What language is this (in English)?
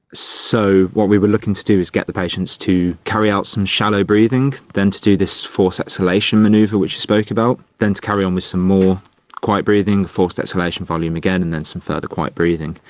English